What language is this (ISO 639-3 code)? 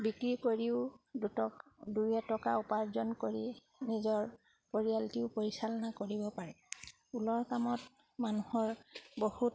asm